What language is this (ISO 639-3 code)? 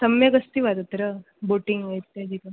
san